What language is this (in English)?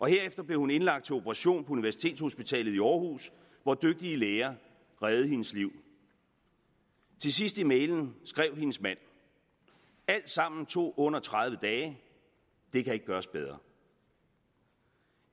Danish